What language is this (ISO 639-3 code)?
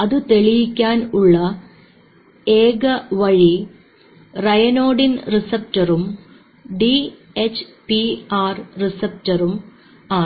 mal